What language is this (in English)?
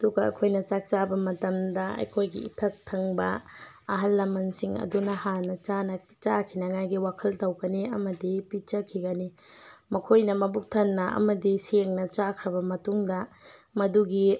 Manipuri